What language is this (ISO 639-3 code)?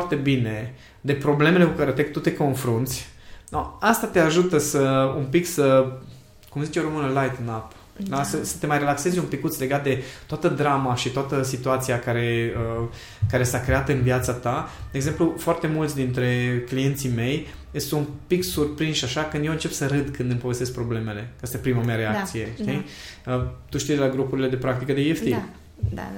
ron